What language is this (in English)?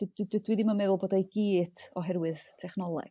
Welsh